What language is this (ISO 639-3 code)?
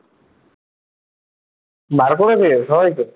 ben